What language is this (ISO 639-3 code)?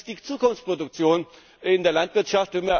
deu